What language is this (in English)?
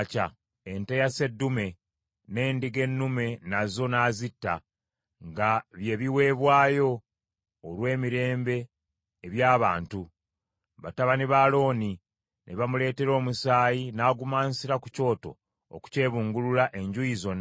Ganda